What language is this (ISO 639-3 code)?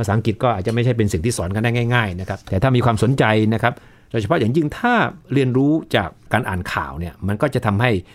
tha